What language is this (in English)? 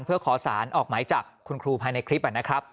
Thai